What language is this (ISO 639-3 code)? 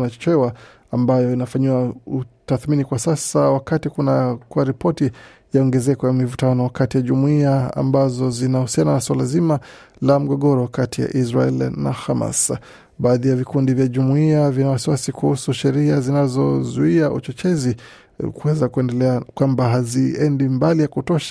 swa